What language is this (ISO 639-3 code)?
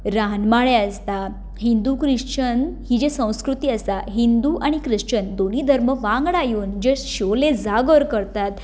kok